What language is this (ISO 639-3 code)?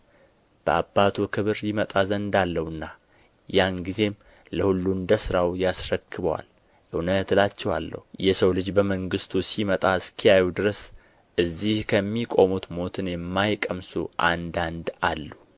amh